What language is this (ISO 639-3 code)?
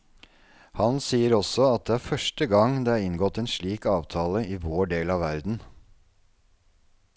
nor